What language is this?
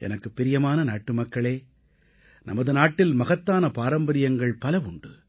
Tamil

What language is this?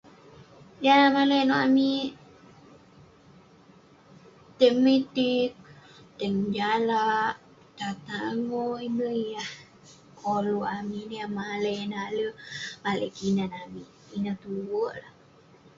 Western Penan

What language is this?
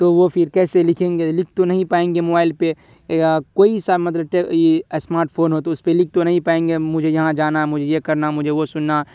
Urdu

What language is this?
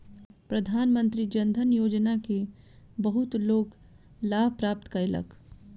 Maithili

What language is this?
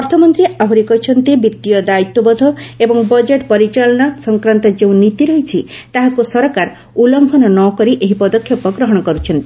Odia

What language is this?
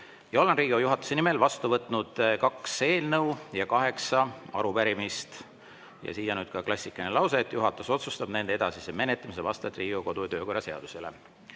Estonian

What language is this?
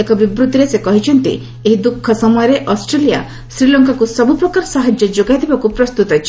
Odia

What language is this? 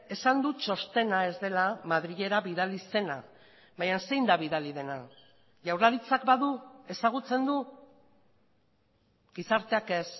Basque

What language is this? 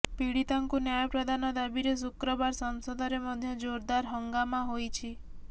Odia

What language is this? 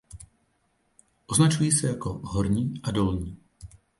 Czech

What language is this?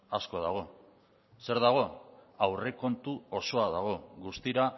Basque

